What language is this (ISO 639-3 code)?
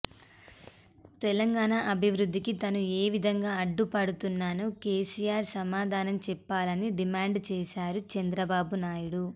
tel